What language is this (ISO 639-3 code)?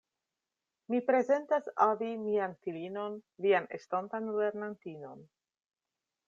epo